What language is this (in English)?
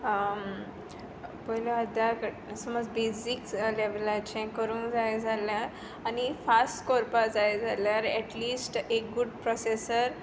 Konkani